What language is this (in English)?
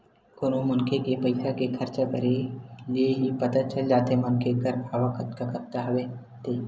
Chhattisgarhi